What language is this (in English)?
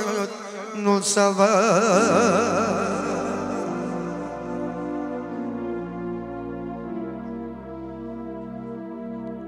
Romanian